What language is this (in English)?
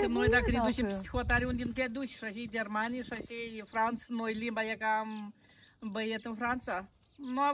Romanian